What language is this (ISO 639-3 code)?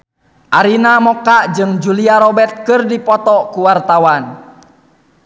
sun